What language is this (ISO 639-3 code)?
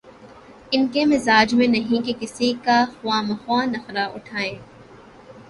urd